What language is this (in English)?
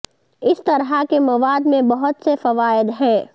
Urdu